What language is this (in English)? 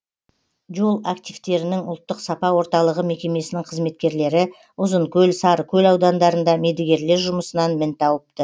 Kazakh